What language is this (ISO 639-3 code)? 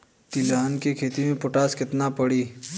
bho